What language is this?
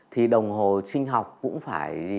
Vietnamese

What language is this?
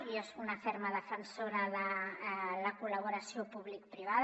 Catalan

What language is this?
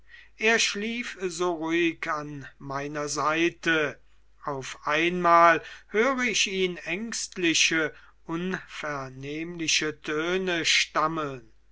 German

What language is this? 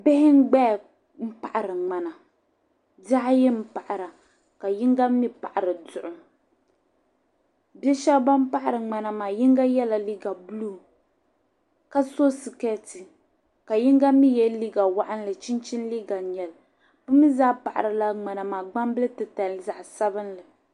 Dagbani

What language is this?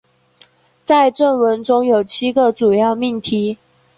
Chinese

